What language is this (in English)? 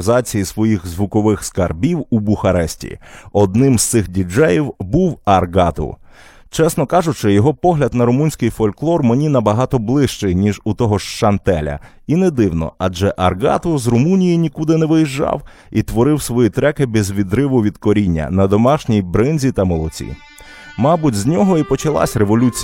Ukrainian